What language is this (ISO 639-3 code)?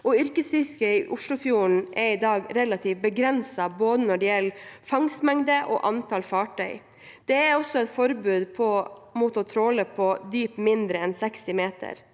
nor